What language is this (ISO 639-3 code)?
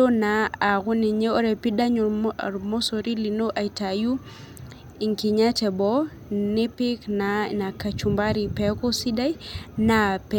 mas